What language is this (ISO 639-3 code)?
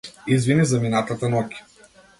mkd